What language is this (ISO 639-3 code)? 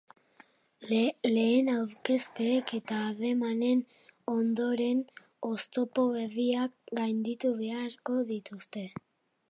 eus